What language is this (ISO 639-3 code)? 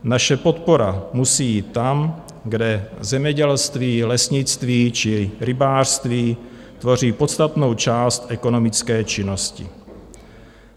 ces